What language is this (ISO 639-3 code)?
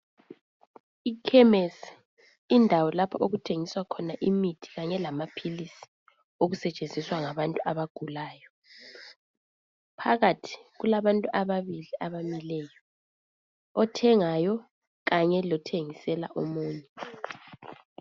nde